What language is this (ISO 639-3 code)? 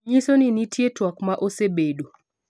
luo